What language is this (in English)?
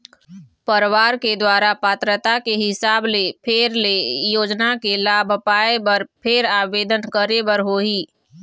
Chhattisgarhi